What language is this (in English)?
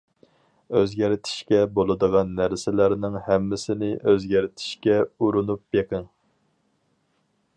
Uyghur